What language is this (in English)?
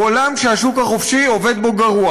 Hebrew